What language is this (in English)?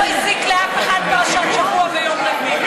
Hebrew